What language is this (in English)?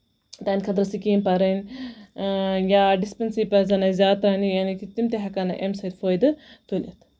Kashmiri